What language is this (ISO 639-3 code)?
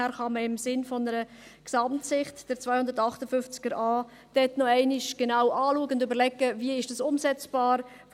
gsw